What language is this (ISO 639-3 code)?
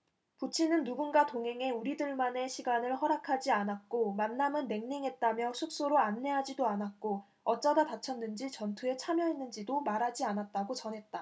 kor